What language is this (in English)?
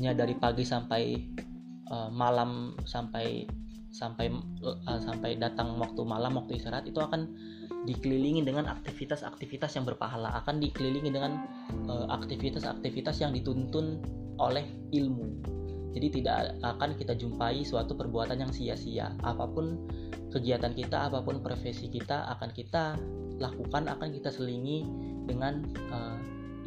Indonesian